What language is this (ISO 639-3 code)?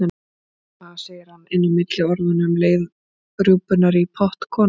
isl